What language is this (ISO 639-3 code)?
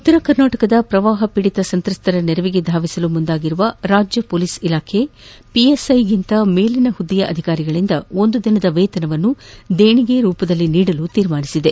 kan